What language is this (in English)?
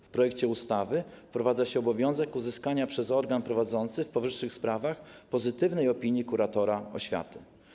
Polish